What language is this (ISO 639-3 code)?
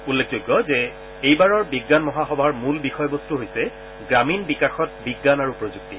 asm